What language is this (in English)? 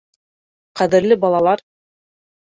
Bashkir